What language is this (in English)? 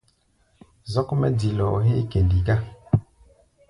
Gbaya